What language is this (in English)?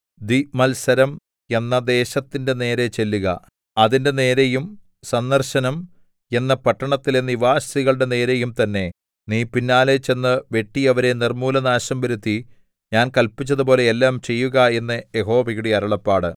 Malayalam